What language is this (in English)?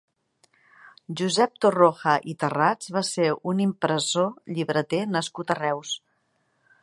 Catalan